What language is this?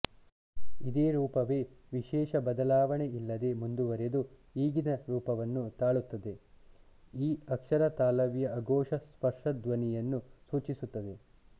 Kannada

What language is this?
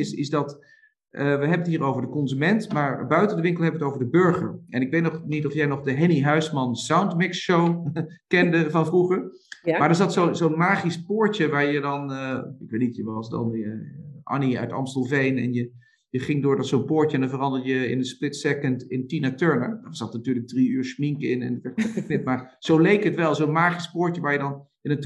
Dutch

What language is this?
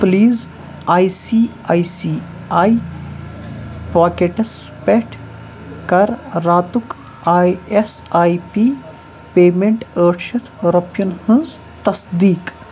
Kashmiri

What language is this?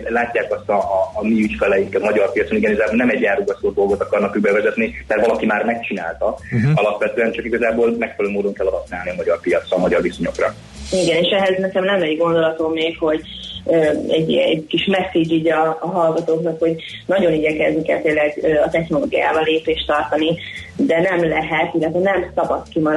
Hungarian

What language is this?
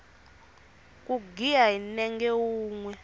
Tsonga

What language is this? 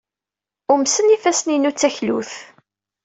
Kabyle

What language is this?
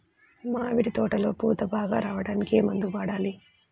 Telugu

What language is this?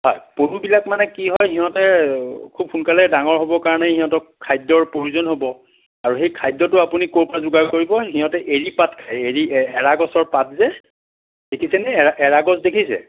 Assamese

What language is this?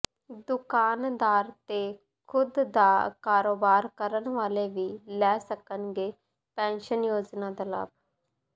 Punjabi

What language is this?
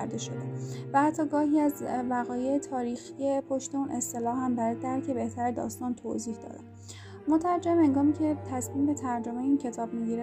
Persian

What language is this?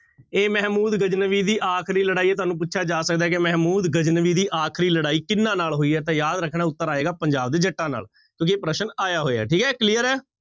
Punjabi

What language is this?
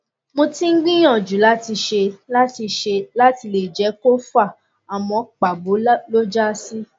Yoruba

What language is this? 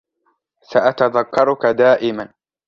Arabic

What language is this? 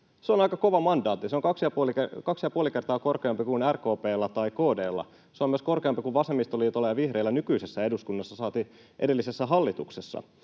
Finnish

